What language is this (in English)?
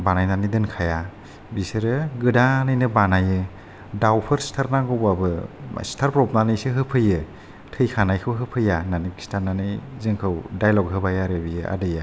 Bodo